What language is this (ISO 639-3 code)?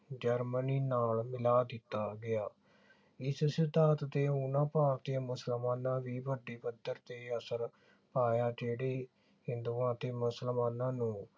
pan